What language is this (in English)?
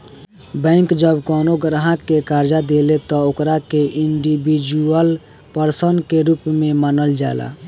Bhojpuri